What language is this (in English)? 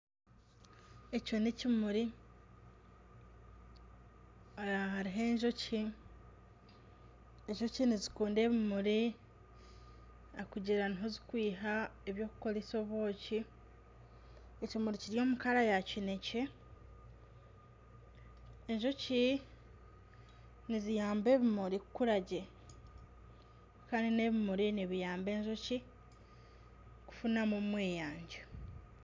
Nyankole